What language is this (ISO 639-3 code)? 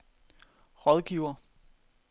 dan